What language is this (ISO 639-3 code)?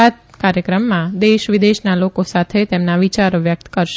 guj